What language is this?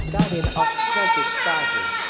Thai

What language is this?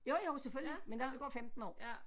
Danish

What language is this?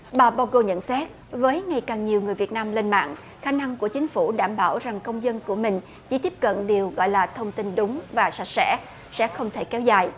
Vietnamese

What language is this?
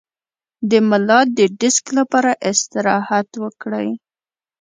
Pashto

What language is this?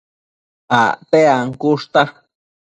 Matsés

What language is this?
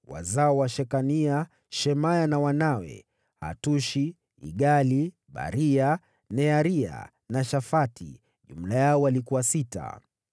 Swahili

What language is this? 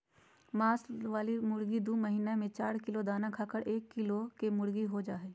Magahi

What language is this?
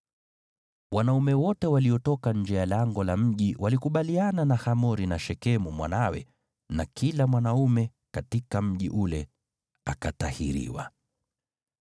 Swahili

